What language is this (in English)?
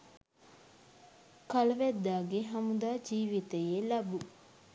Sinhala